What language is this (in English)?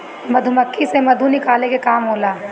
Bhojpuri